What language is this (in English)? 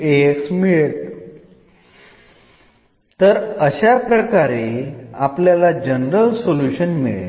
Malayalam